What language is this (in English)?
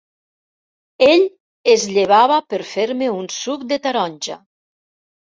Catalan